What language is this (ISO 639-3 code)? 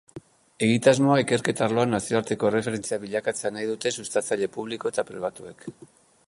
eus